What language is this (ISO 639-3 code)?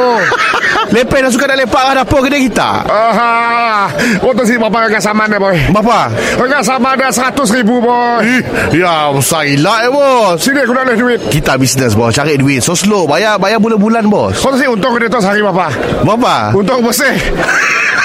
msa